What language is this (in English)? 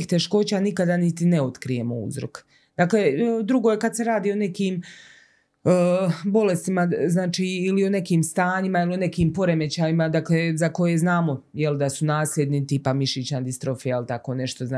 Croatian